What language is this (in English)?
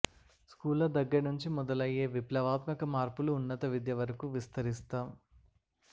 Telugu